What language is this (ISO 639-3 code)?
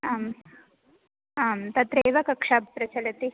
san